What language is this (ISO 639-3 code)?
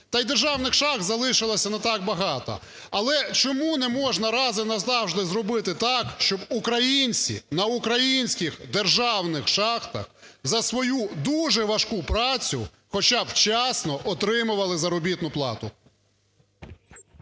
ukr